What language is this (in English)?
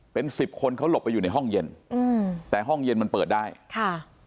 Thai